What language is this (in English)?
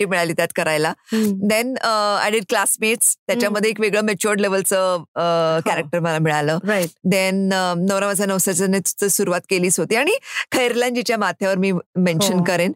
Marathi